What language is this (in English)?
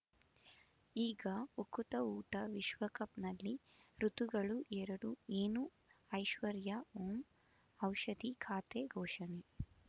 Kannada